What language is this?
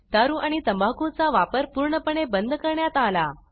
Marathi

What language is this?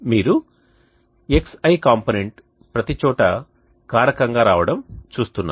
Telugu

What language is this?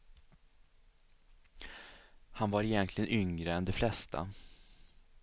Swedish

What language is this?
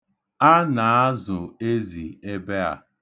Igbo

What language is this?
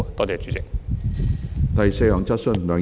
Cantonese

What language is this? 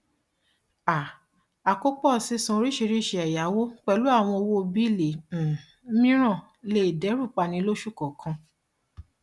Yoruba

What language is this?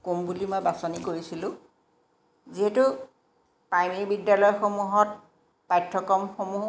Assamese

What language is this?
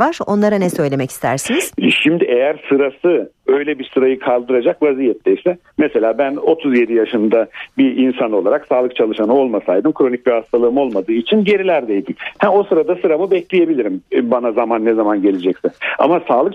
Turkish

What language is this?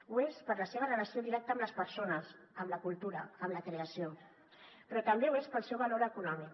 Catalan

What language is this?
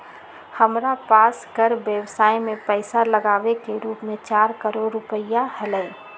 Magahi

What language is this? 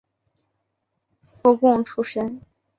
Chinese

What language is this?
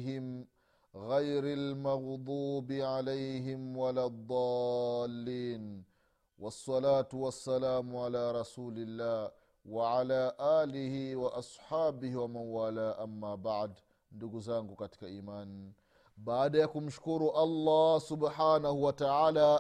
Swahili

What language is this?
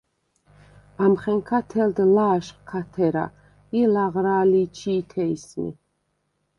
Svan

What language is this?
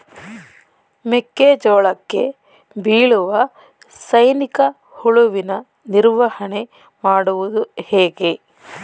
Kannada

